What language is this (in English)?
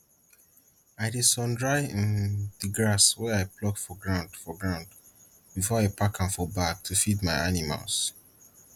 Nigerian Pidgin